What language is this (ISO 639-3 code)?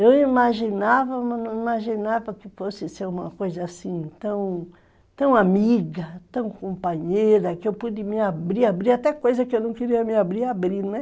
por